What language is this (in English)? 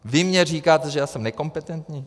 Czech